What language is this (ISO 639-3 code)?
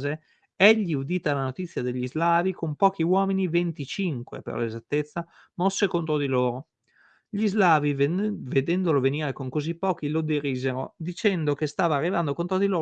ita